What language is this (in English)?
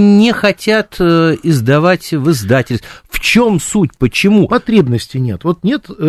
Russian